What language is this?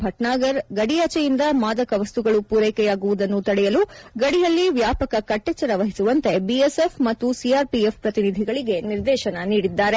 Kannada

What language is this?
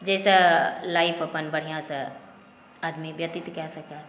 Maithili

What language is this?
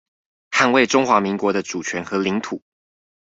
Chinese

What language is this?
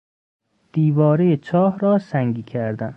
Persian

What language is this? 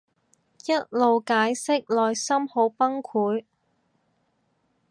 Cantonese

